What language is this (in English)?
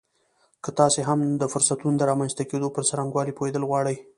Pashto